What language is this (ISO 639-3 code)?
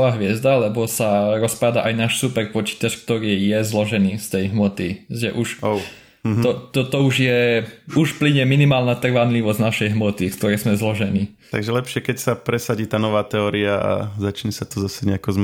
slk